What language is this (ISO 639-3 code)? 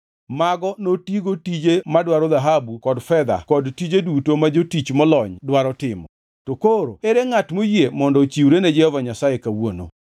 luo